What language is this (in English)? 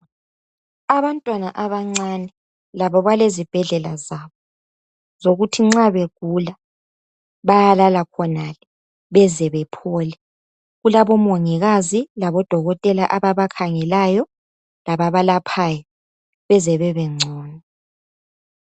North Ndebele